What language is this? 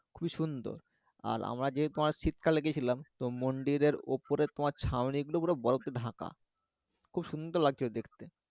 Bangla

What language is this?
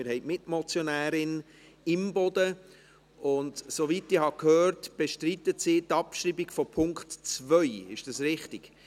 Swiss German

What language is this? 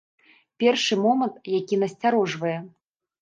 Belarusian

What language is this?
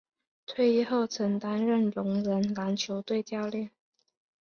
Chinese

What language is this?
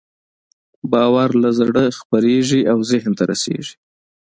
Pashto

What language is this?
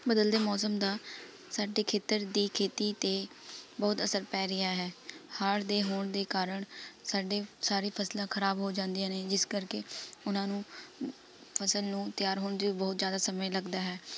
Punjabi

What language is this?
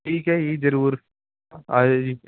Punjabi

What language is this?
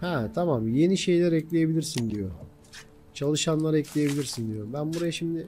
Turkish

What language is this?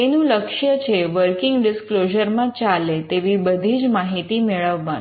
Gujarati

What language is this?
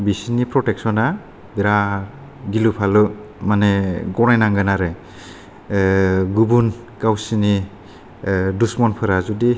Bodo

